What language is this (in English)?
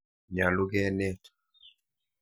Kalenjin